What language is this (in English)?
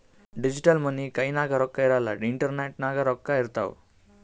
Kannada